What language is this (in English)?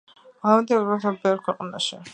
Georgian